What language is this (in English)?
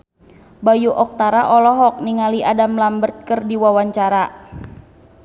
Sundanese